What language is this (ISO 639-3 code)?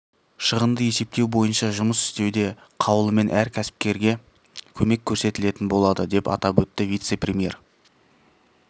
kaz